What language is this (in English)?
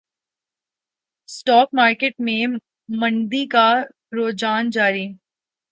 Urdu